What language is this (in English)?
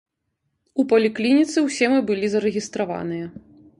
Belarusian